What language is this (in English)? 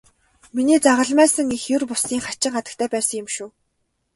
Mongolian